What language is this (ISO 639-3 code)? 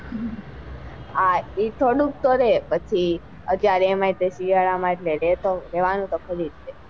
guj